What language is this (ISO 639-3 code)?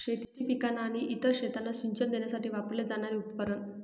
mar